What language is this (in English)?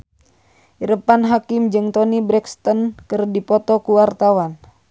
Sundanese